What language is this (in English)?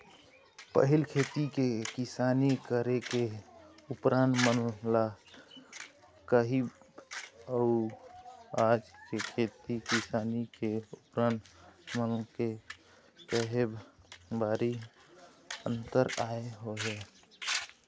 Chhattisgarhi